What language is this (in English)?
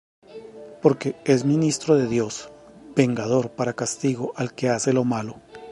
Spanish